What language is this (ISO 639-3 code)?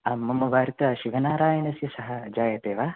san